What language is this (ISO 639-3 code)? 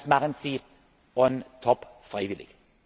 deu